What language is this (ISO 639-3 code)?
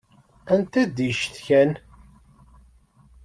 kab